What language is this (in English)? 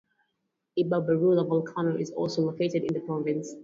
English